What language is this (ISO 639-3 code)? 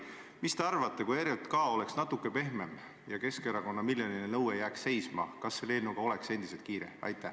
est